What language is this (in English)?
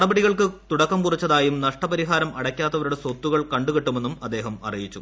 Malayalam